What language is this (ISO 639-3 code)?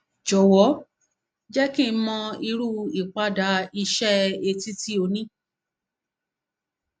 yor